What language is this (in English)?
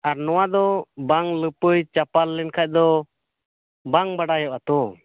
Santali